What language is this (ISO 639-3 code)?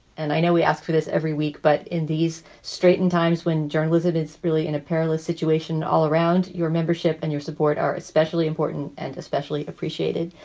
eng